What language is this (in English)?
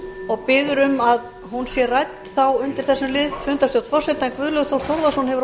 Icelandic